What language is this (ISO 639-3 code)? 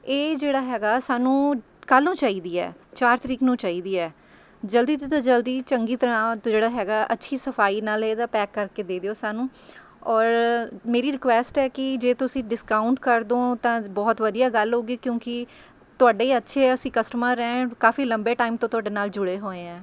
pan